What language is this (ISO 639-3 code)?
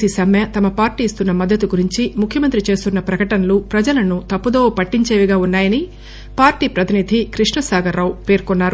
tel